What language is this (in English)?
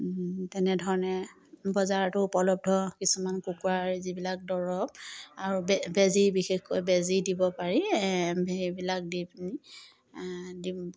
Assamese